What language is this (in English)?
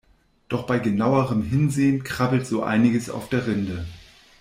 German